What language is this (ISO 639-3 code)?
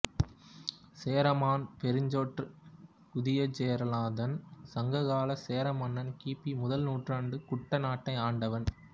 tam